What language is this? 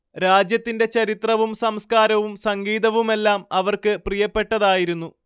Malayalam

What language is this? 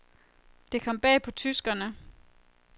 Danish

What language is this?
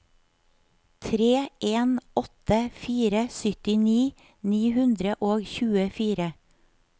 Norwegian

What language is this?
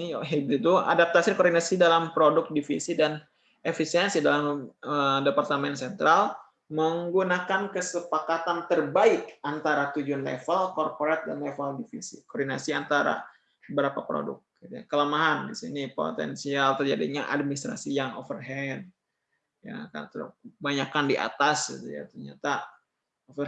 Indonesian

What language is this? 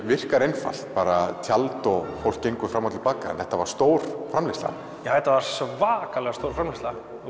Icelandic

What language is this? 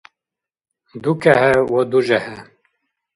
Dargwa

